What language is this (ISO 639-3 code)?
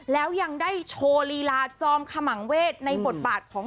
tha